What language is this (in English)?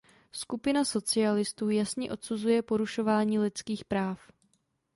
Czech